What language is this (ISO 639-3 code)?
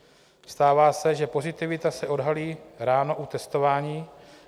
ces